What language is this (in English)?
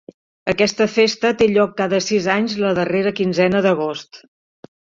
Catalan